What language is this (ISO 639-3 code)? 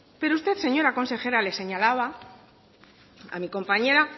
spa